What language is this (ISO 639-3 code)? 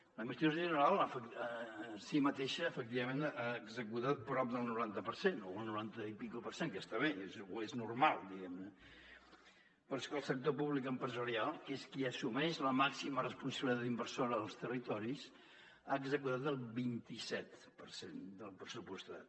cat